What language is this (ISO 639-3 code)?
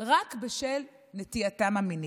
heb